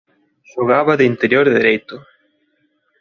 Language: Galician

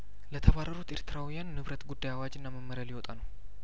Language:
Amharic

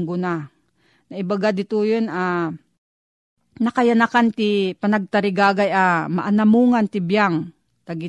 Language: Filipino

